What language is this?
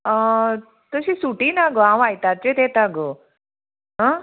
Konkani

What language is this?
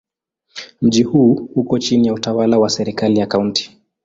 Swahili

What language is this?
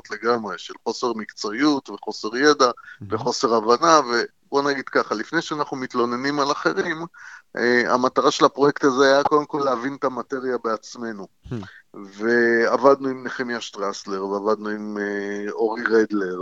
Hebrew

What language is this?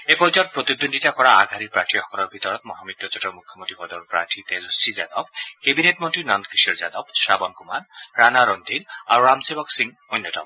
Assamese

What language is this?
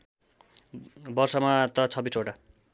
Nepali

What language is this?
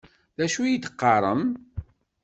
Kabyle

